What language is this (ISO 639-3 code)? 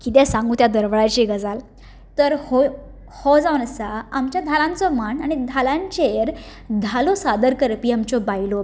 kok